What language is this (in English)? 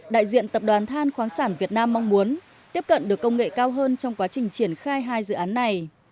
Vietnamese